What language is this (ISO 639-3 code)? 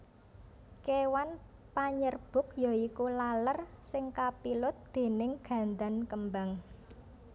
jav